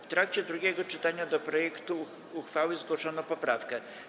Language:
Polish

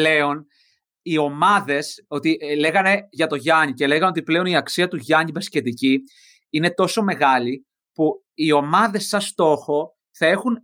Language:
Greek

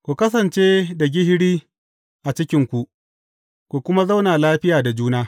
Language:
Hausa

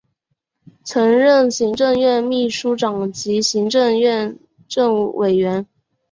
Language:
Chinese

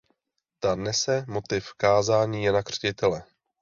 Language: Czech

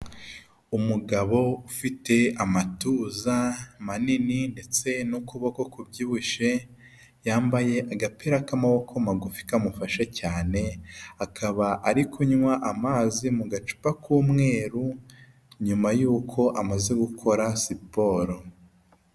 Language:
Kinyarwanda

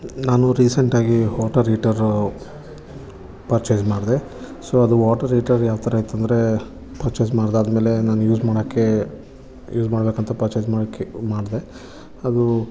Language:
Kannada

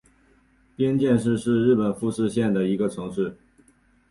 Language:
Chinese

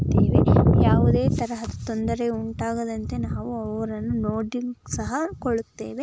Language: Kannada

